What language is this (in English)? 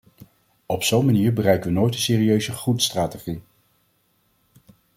Dutch